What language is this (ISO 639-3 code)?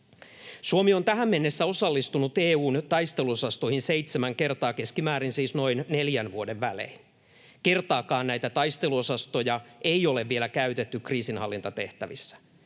fin